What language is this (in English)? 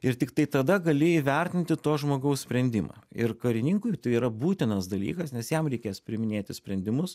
Lithuanian